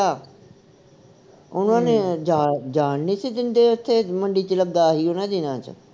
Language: Punjabi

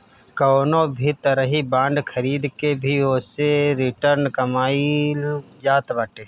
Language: Bhojpuri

